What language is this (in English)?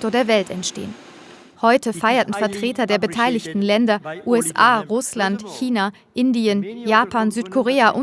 German